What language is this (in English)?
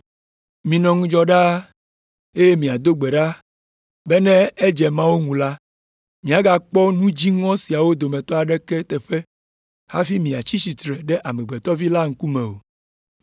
Ewe